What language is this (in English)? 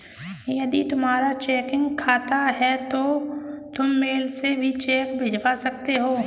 Hindi